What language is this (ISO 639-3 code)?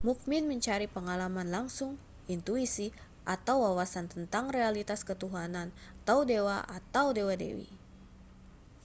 ind